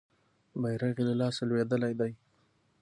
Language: Pashto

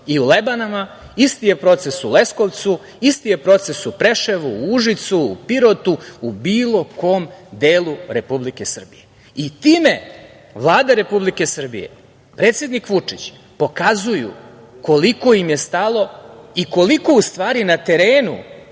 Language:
Serbian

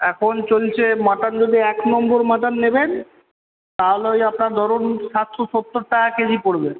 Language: Bangla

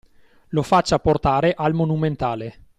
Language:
Italian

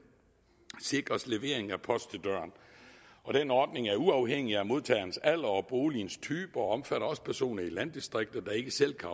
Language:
Danish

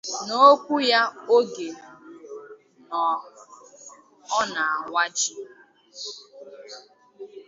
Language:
Igbo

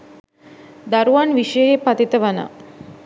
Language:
Sinhala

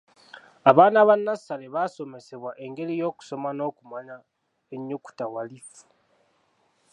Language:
Ganda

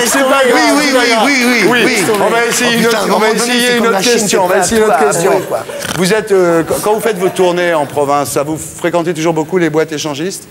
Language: French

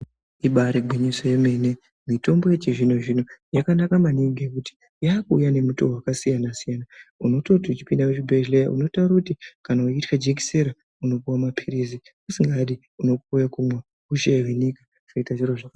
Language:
Ndau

